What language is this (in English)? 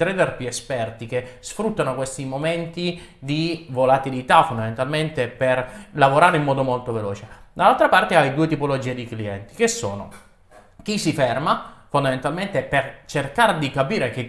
Italian